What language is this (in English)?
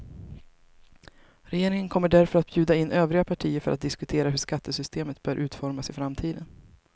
Swedish